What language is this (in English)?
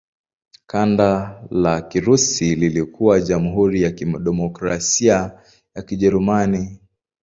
Swahili